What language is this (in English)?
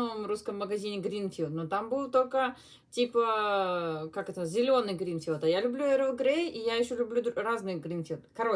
Russian